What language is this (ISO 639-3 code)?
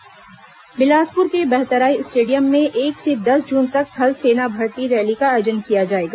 hin